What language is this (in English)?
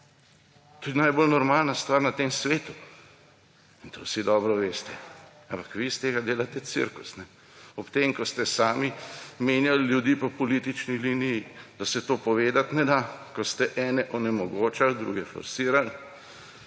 Slovenian